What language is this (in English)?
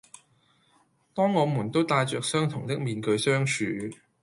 Cantonese